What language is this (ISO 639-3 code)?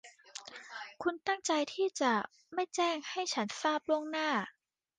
tha